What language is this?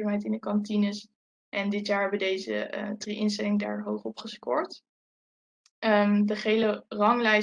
Dutch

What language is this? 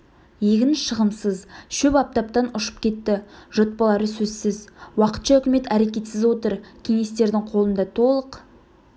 Kazakh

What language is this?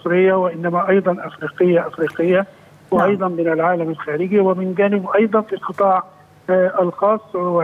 Arabic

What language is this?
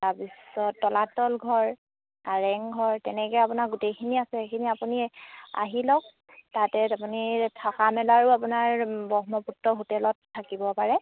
Assamese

